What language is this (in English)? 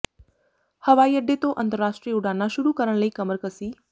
Punjabi